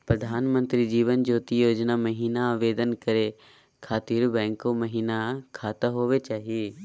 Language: Magahi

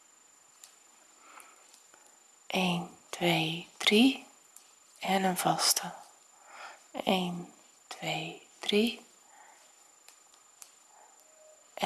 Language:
Dutch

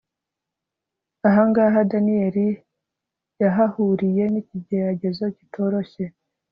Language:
Kinyarwanda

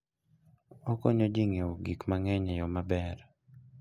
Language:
Luo (Kenya and Tanzania)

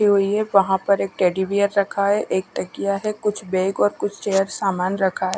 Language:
Hindi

